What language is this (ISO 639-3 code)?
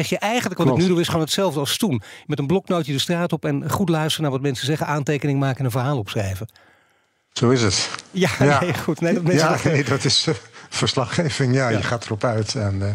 nld